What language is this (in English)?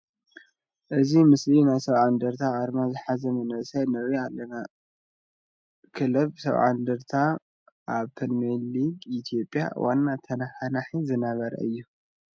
Tigrinya